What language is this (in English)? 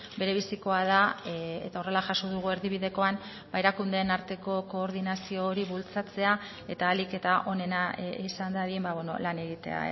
Basque